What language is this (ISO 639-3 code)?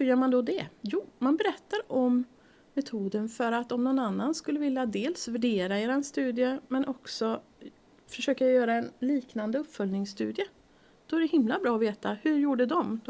swe